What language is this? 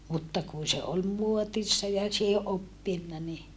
Finnish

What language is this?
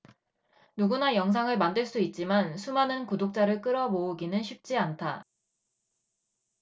Korean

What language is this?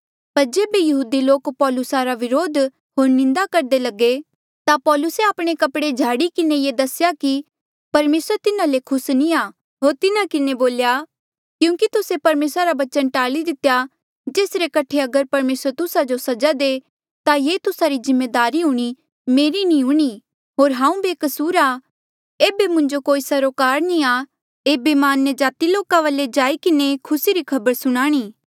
Mandeali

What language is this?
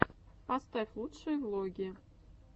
Russian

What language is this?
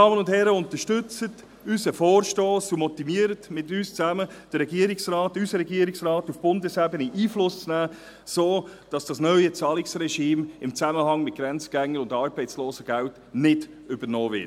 Swiss German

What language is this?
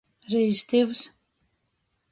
Latgalian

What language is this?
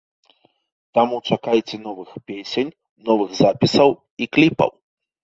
Belarusian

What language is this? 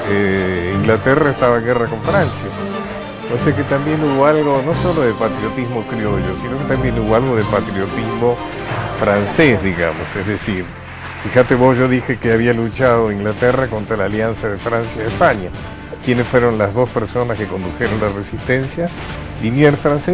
Spanish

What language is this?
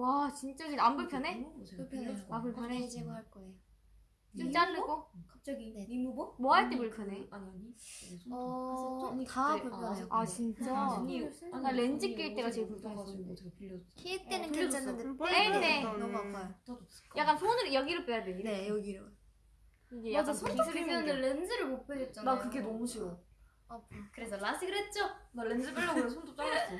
Korean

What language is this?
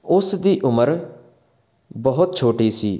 Punjabi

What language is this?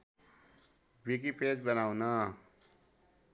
Nepali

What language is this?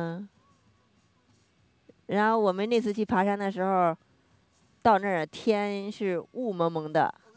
Chinese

